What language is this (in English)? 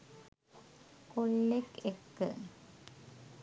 Sinhala